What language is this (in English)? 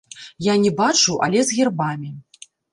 Belarusian